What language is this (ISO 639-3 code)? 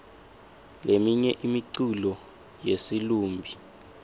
ssw